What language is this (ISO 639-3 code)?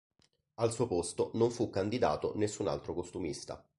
ita